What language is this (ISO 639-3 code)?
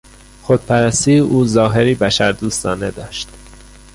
fas